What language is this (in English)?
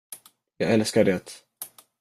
Swedish